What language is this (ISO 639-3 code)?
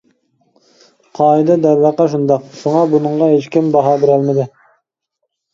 uig